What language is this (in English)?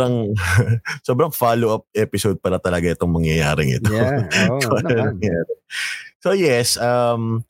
Filipino